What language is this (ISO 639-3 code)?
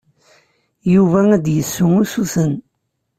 kab